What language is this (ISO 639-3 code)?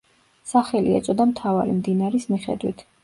kat